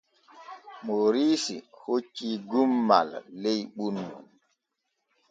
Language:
Borgu Fulfulde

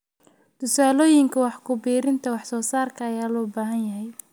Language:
Somali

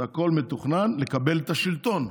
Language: Hebrew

